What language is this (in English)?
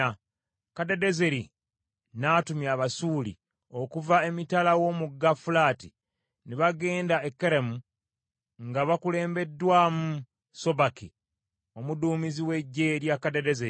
Ganda